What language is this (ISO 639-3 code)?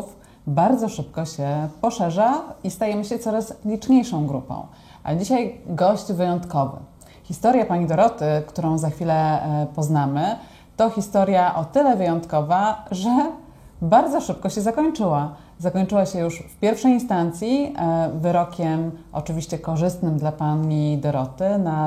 pol